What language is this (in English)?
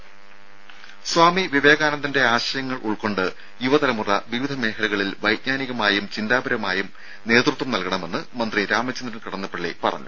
Malayalam